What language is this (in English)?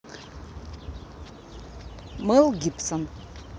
Russian